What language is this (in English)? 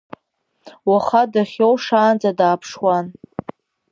Abkhazian